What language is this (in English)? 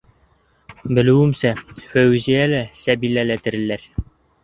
Bashkir